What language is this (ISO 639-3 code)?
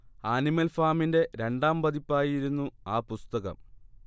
mal